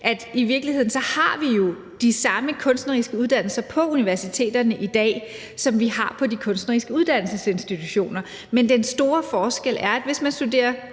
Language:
Danish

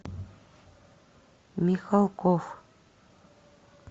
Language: Russian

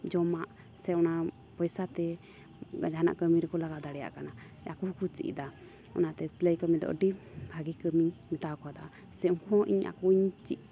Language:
Santali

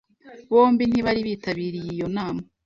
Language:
Kinyarwanda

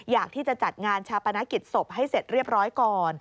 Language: Thai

